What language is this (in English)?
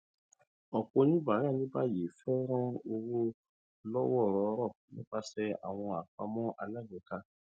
Yoruba